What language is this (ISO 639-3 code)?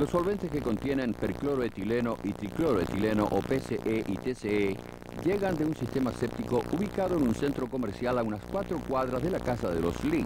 spa